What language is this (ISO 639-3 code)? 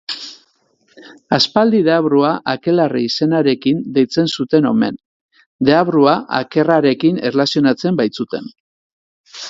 eus